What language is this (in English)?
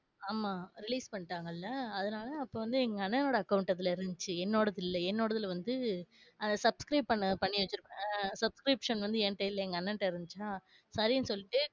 Tamil